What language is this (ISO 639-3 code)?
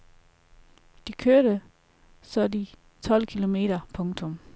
dan